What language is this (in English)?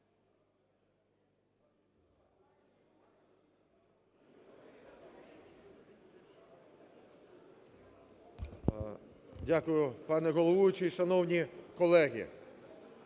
Ukrainian